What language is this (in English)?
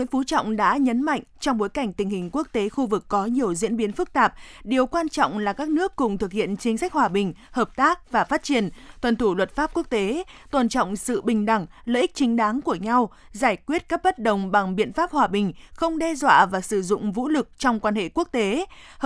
Vietnamese